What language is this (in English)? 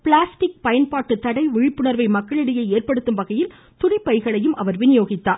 Tamil